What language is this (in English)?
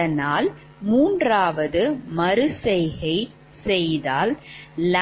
Tamil